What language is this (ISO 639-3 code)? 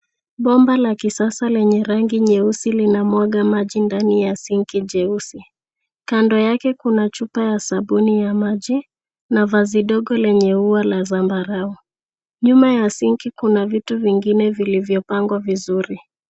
swa